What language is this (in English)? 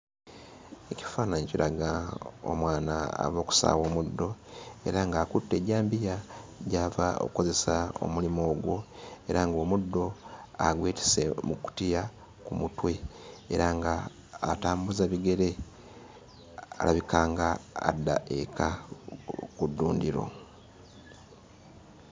Ganda